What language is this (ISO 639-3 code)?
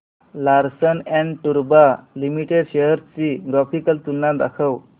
mar